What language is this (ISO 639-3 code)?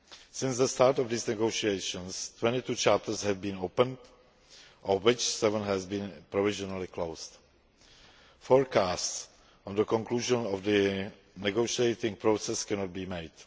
eng